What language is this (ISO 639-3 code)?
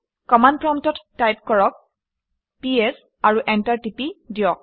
asm